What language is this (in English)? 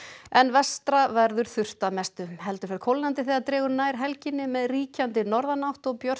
Icelandic